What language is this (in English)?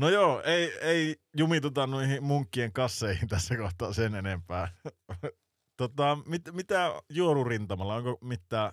Finnish